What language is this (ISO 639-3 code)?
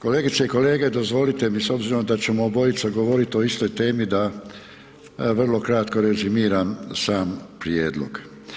hrv